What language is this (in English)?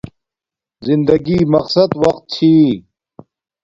Domaaki